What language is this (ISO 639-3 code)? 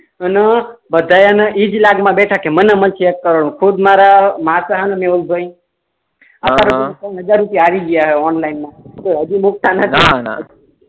guj